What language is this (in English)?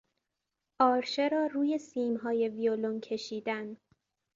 Persian